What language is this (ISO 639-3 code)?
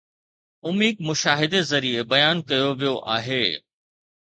snd